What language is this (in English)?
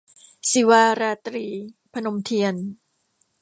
Thai